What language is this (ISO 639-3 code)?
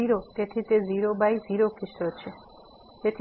guj